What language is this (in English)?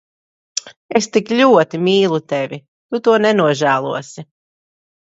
Latvian